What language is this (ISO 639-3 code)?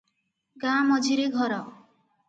ori